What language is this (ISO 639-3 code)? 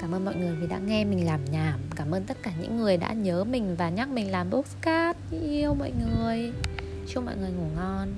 vie